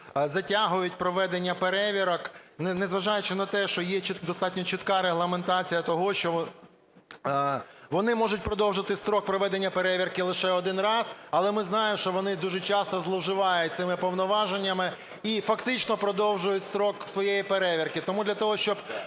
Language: Ukrainian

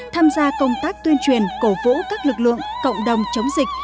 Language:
Vietnamese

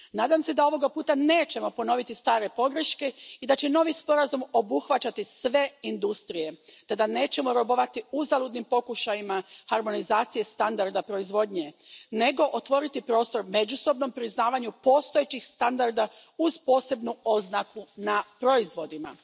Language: Croatian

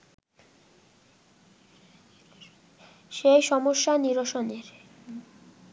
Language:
Bangla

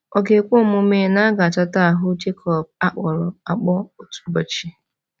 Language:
Igbo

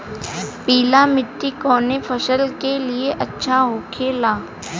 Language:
Bhojpuri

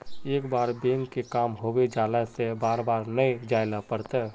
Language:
Magahi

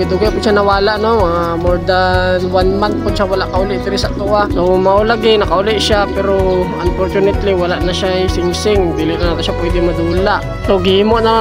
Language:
Filipino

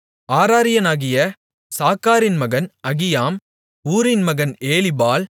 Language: Tamil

